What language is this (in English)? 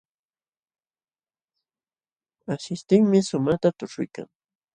Jauja Wanca Quechua